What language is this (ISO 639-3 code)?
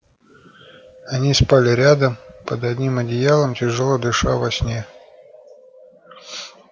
rus